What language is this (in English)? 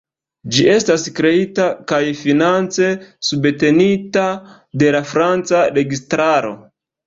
Esperanto